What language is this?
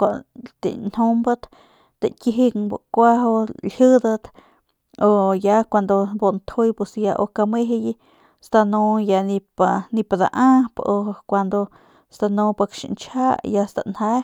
Northern Pame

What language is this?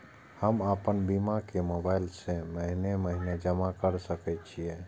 Maithili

